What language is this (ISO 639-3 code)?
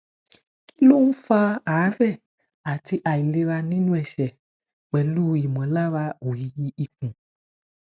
yor